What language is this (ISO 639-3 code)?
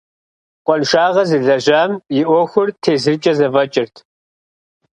kbd